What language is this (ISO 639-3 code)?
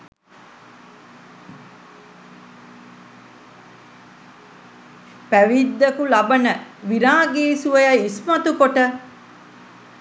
sin